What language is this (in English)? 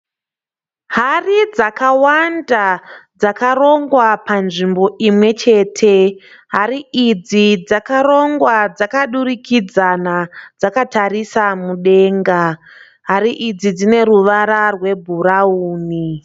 Shona